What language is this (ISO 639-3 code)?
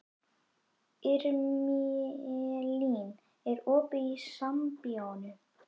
isl